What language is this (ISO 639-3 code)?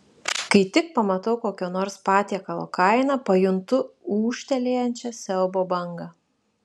lit